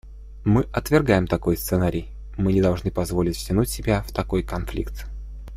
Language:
Russian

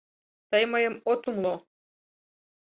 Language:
Mari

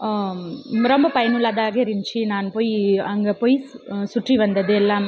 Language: Tamil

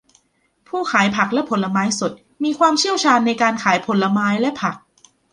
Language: Thai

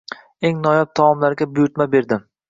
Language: Uzbek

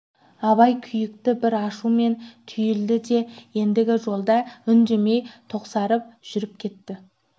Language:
Kazakh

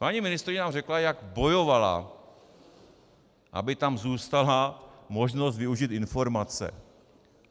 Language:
Czech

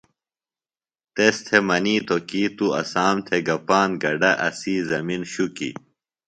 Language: Phalura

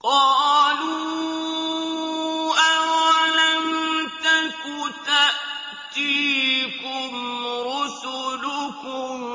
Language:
Arabic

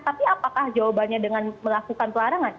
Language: Indonesian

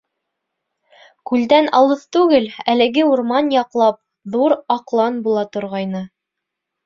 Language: Bashkir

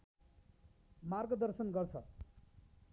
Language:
Nepali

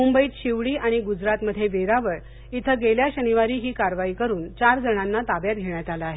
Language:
Marathi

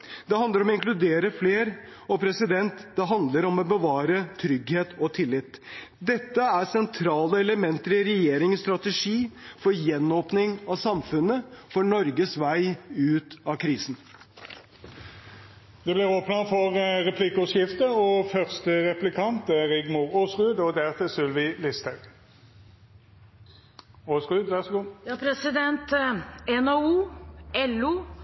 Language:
Norwegian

